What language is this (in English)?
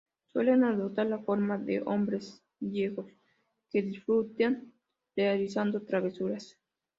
Spanish